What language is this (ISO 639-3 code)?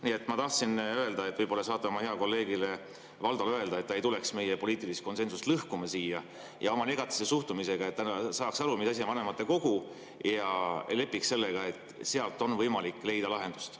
est